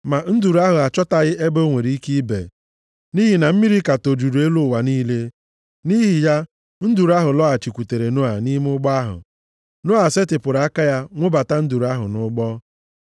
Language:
Igbo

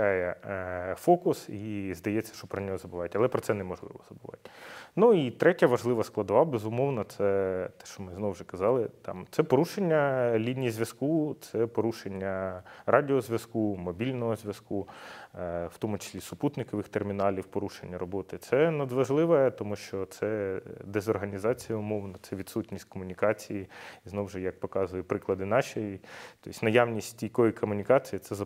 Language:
Ukrainian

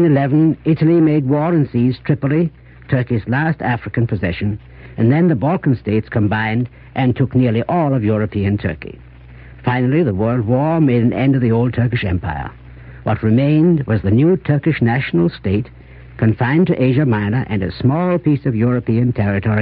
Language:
English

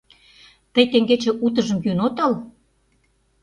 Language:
Mari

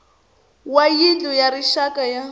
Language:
Tsonga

